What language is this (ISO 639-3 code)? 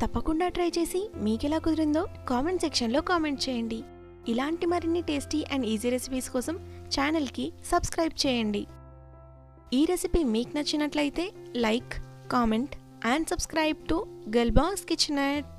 hin